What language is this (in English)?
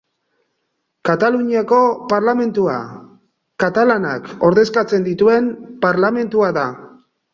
Basque